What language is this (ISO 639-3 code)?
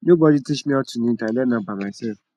pcm